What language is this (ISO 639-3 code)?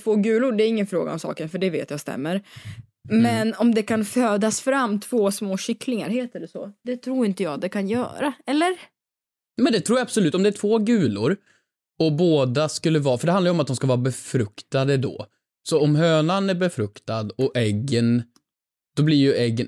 swe